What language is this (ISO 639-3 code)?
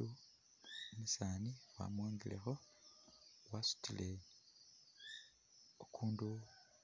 myx